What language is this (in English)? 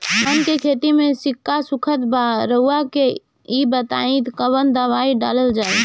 Bhojpuri